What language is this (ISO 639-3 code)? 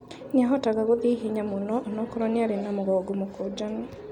kik